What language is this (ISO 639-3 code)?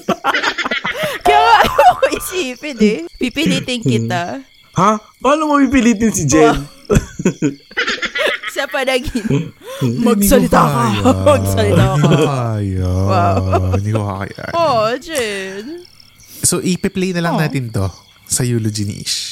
fil